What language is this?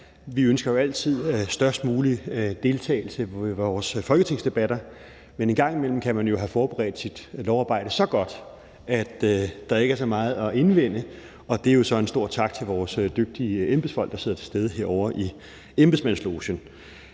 Danish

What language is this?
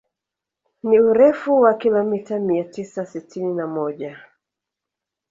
Swahili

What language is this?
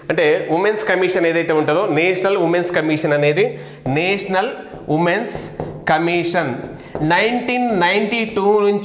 Telugu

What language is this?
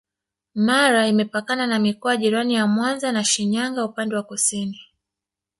Swahili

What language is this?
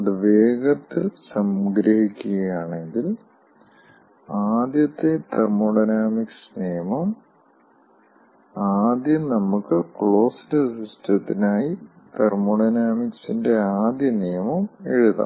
Malayalam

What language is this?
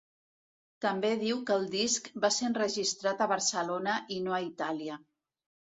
Catalan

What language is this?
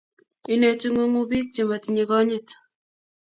Kalenjin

